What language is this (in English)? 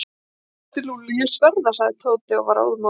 Icelandic